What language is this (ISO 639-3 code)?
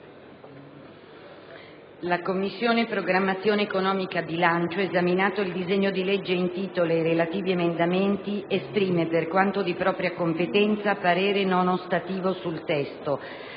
ita